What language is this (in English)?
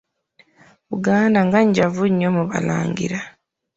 Ganda